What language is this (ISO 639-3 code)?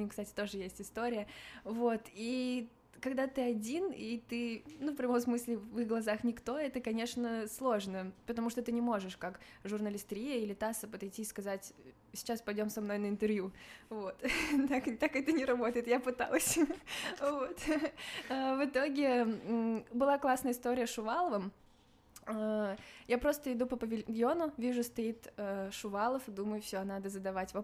rus